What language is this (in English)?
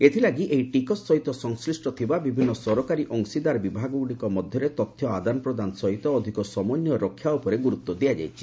Odia